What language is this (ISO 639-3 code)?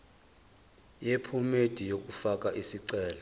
zul